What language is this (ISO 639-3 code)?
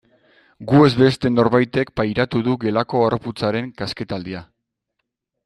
eus